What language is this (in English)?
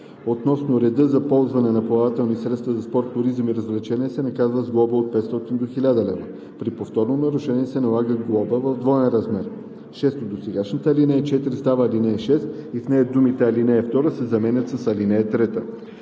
Bulgarian